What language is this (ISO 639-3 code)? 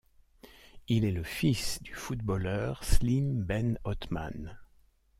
fra